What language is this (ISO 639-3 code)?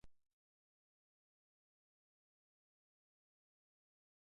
eus